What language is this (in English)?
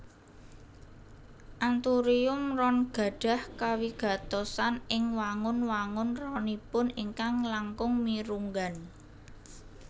Javanese